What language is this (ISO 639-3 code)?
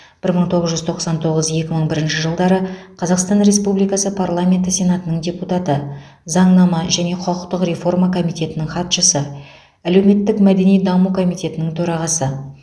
kaz